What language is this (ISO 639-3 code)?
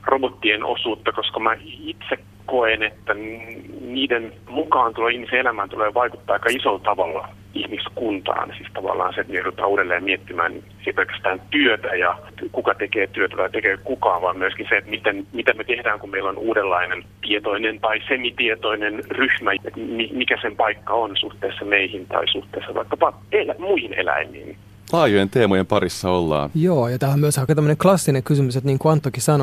fin